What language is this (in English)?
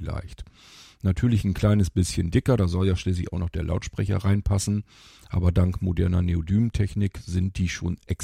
German